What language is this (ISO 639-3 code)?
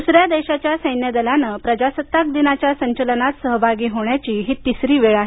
mar